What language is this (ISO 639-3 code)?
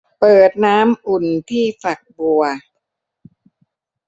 tha